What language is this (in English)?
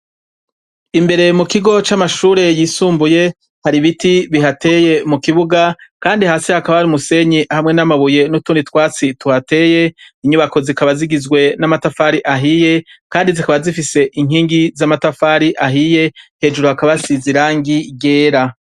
Rundi